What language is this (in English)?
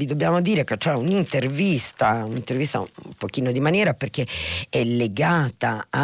Italian